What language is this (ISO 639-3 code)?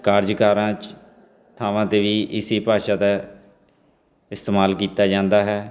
pan